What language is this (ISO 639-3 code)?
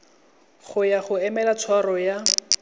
tsn